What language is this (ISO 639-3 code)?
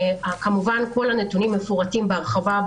heb